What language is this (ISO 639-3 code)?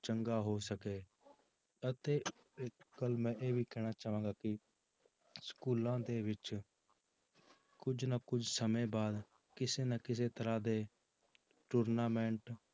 pan